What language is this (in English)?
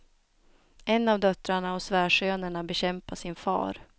Swedish